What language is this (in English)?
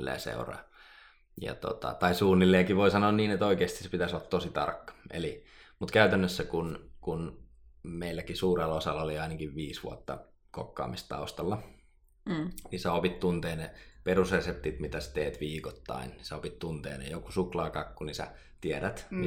Finnish